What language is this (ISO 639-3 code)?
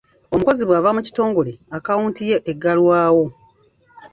lug